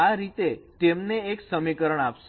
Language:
Gujarati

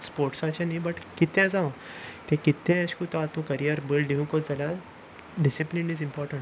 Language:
Konkani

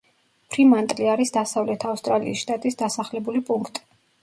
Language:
Georgian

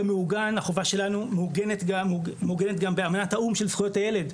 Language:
Hebrew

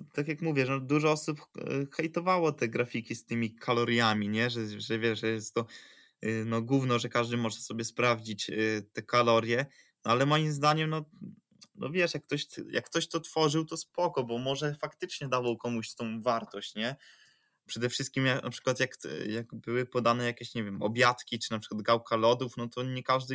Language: Polish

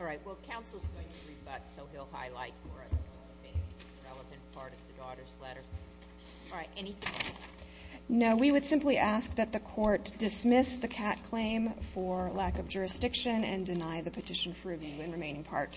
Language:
English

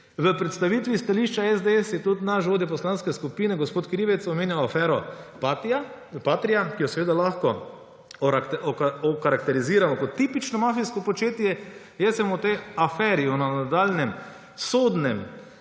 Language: Slovenian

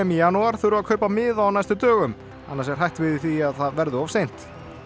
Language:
Icelandic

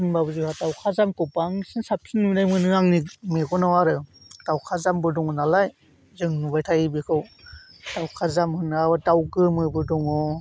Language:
Bodo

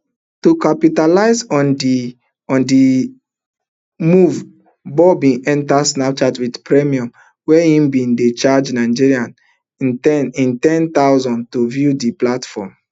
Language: Nigerian Pidgin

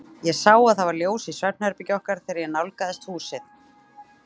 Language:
Icelandic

